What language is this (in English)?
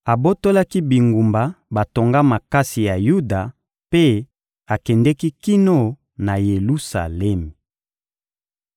Lingala